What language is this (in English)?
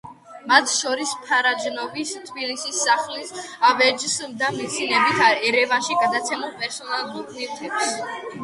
Georgian